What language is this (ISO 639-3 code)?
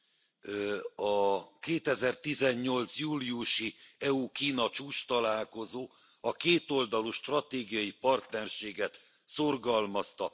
hun